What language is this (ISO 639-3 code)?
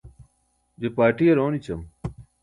bsk